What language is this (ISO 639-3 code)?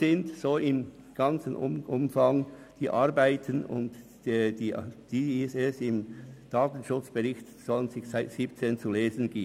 gsw